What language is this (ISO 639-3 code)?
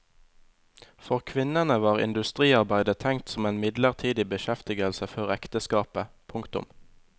nor